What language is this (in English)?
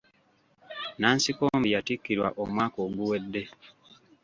Ganda